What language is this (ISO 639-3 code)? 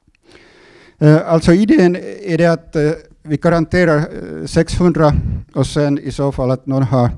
swe